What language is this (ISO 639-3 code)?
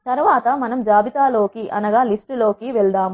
tel